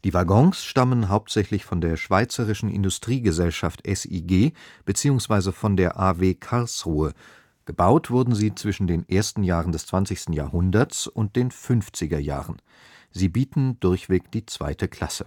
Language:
German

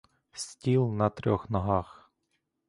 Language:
Ukrainian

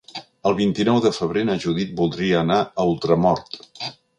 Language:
Catalan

